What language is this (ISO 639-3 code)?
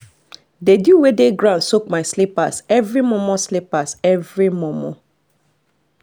pcm